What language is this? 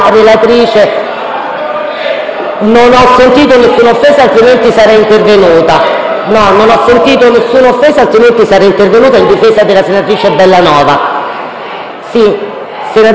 Italian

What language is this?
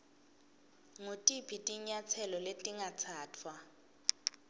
Swati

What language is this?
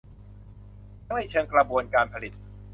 Thai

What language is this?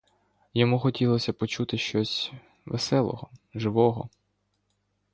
Ukrainian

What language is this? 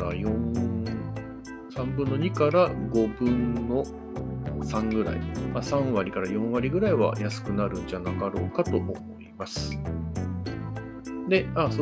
Japanese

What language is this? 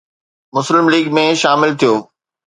Sindhi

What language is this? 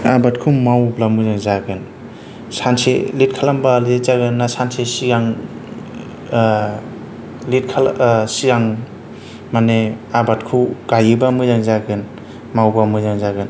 Bodo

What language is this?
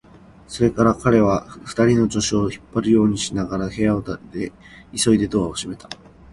Japanese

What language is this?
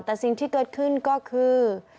Thai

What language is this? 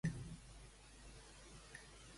Catalan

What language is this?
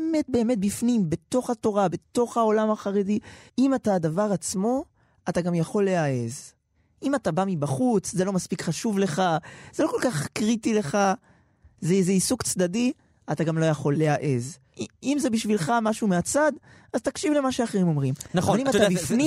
Hebrew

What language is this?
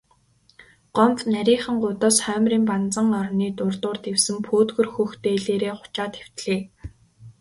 Mongolian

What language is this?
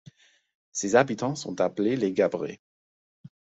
French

